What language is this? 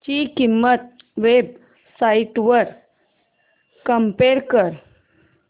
Marathi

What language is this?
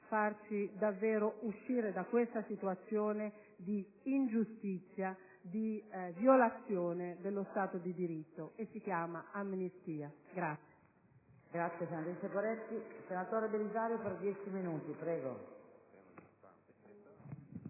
Italian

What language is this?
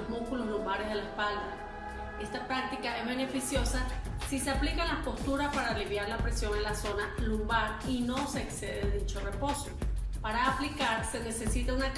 Spanish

